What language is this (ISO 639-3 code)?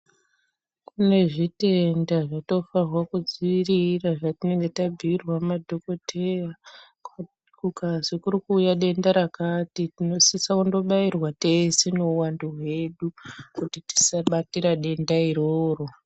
ndc